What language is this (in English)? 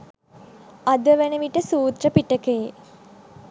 Sinhala